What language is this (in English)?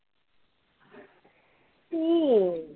Marathi